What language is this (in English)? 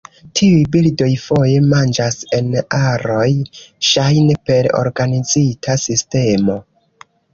Esperanto